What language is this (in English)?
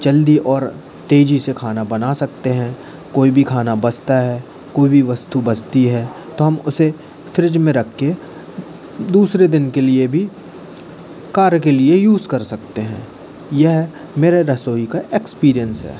Hindi